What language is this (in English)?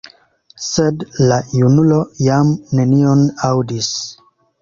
Esperanto